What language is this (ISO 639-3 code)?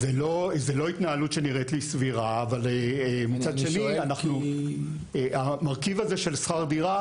heb